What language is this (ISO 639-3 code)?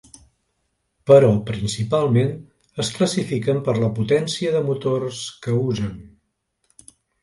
cat